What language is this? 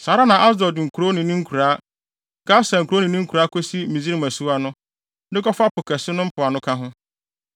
Akan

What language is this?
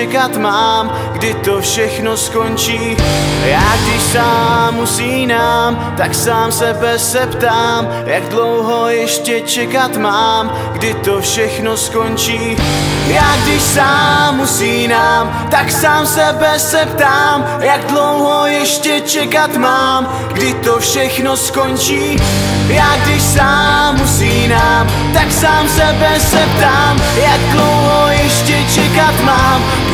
Czech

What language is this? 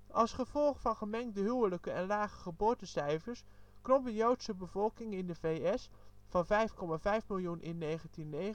Dutch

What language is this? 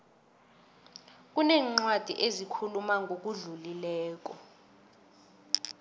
South Ndebele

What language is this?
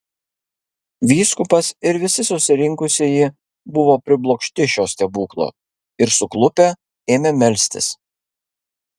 Lithuanian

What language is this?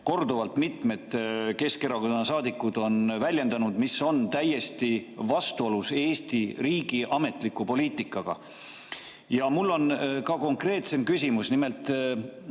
Estonian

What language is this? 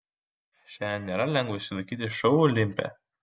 Lithuanian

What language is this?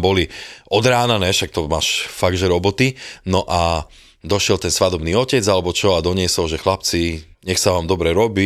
Slovak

